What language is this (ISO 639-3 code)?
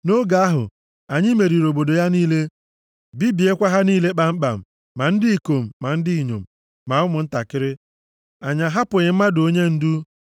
ibo